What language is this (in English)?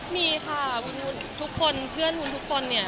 Thai